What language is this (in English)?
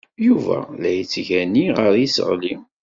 Kabyle